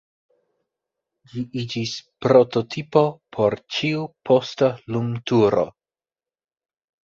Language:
Esperanto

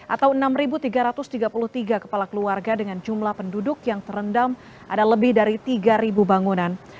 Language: Indonesian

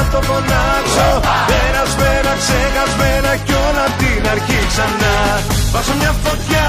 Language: Greek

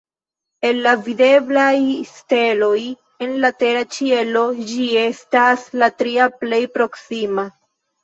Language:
Esperanto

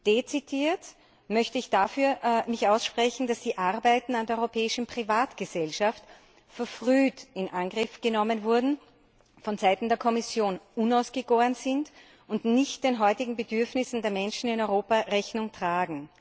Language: German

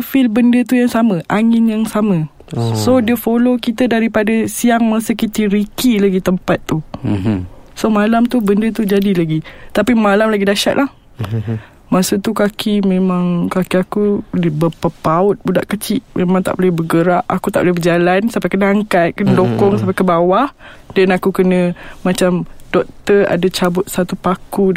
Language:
Malay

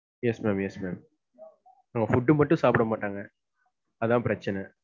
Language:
Tamil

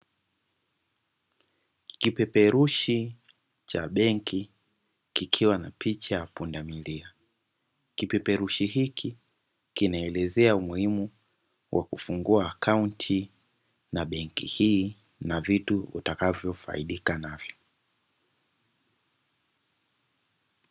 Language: Swahili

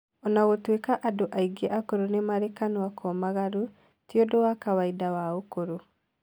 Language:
Kikuyu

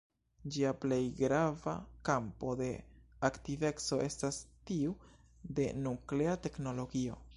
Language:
Esperanto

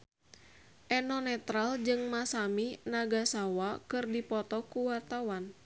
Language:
Sundanese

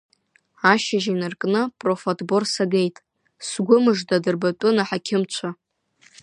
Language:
Abkhazian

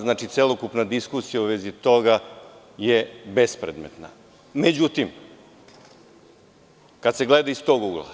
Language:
Serbian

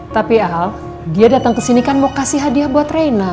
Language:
Indonesian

